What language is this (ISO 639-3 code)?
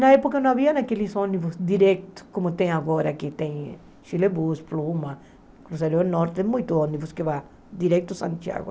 por